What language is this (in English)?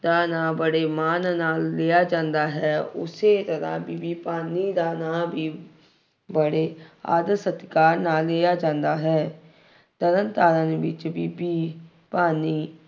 Punjabi